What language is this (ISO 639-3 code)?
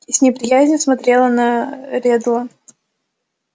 rus